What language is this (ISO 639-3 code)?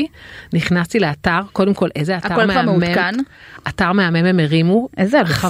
heb